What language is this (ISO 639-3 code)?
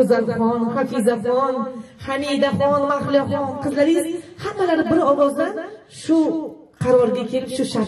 tur